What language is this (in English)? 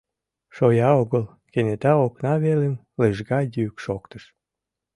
Mari